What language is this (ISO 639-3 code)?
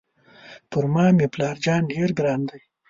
pus